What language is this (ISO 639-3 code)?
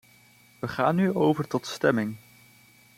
nld